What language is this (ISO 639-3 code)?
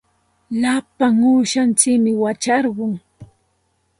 qxt